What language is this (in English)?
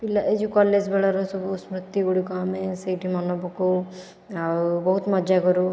Odia